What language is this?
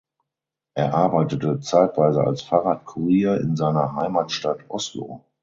German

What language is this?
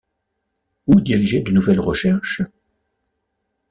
French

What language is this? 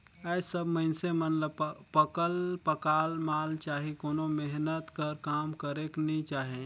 Chhattisgarhi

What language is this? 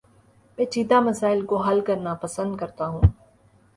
Urdu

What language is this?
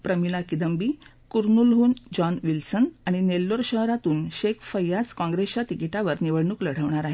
Marathi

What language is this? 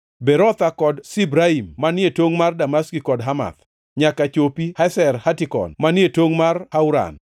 Luo (Kenya and Tanzania)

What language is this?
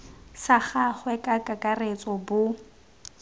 Tswana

